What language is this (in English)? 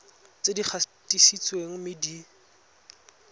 Tswana